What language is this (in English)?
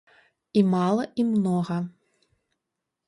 Belarusian